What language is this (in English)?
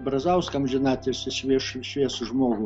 Lithuanian